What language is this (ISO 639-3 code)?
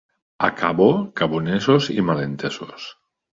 cat